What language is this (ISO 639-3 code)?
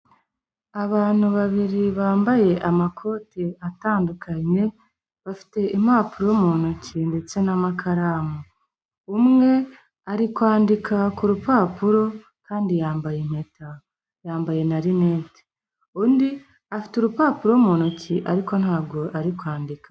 kin